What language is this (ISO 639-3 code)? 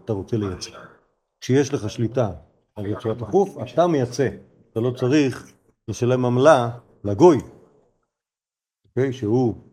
heb